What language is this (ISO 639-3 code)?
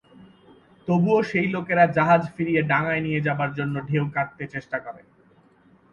ben